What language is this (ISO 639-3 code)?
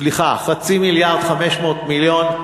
heb